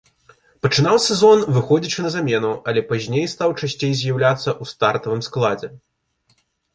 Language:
Belarusian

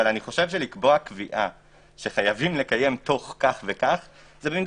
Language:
Hebrew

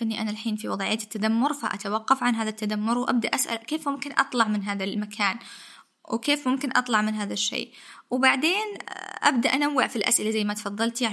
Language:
Arabic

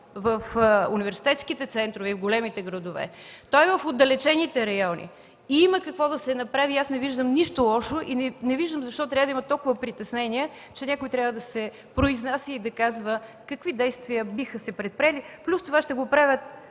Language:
Bulgarian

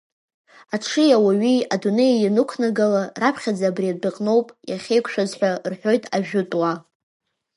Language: Abkhazian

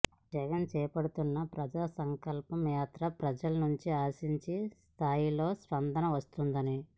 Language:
Telugu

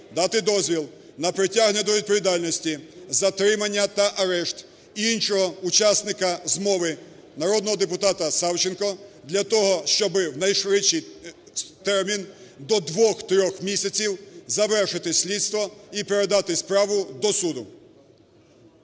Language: Ukrainian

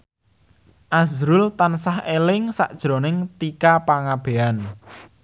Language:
Javanese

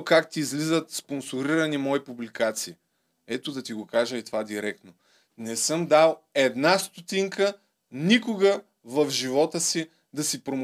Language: Bulgarian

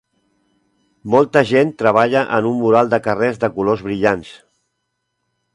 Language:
Catalan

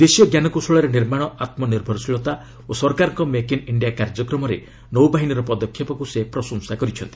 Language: Odia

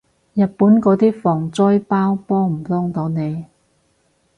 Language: Cantonese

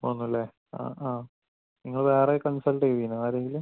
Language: Malayalam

